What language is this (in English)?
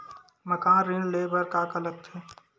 Chhattisgarhi